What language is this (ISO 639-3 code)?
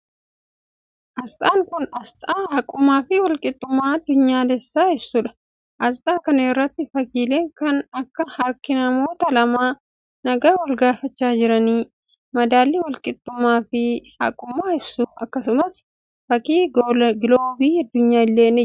orm